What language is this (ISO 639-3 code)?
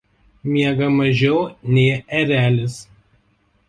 lit